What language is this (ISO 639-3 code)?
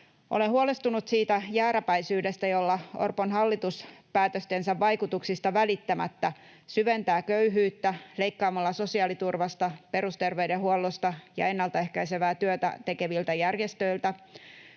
fin